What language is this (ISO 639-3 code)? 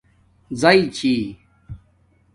dmk